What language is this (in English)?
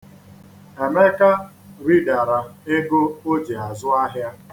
Igbo